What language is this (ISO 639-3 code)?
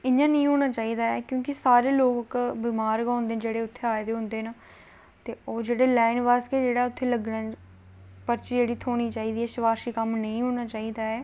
doi